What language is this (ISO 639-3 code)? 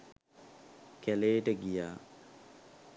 sin